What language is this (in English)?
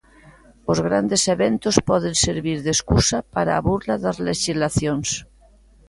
Galician